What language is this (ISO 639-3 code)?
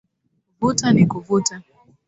swa